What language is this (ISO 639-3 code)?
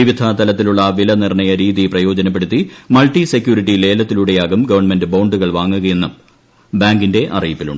mal